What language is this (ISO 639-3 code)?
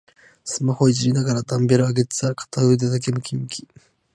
jpn